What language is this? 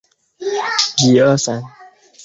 Chinese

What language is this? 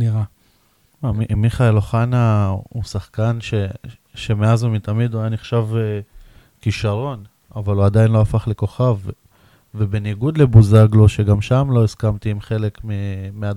Hebrew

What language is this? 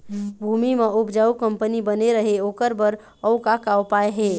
Chhattisgarhi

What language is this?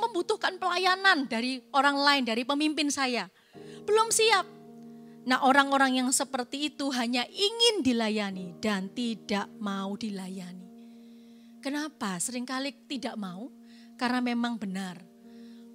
Indonesian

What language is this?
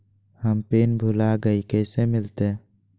Magahi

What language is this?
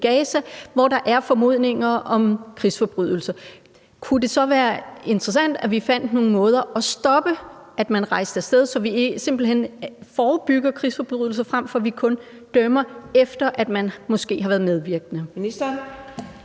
Danish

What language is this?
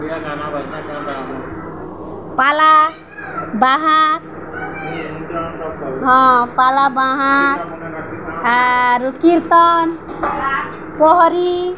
Odia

